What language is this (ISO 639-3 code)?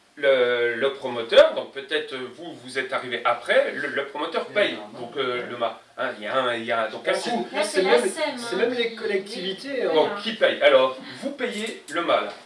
fra